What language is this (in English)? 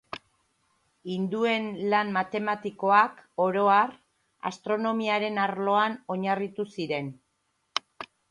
Basque